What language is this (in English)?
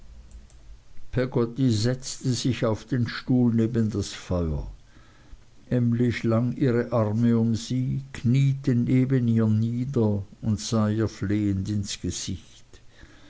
German